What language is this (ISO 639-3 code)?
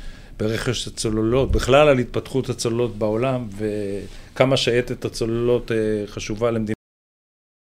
heb